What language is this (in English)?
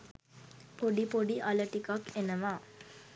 Sinhala